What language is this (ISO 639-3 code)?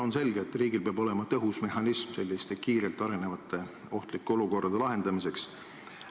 est